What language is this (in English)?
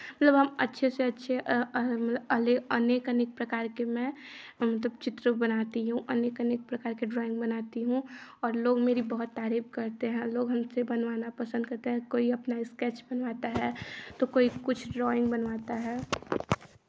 Hindi